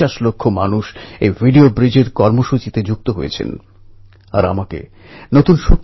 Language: Bangla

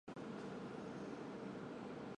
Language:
Chinese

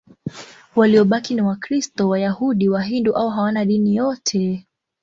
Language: Swahili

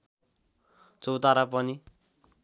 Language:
Nepali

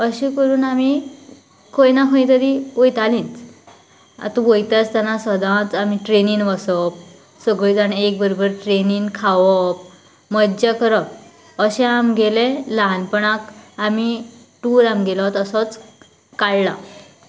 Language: Konkani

